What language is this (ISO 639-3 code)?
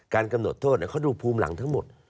tha